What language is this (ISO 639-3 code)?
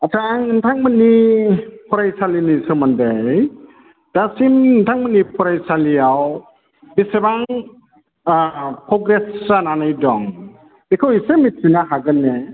brx